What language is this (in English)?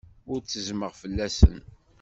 Kabyle